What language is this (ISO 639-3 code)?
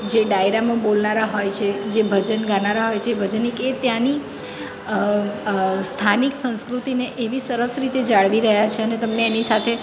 guj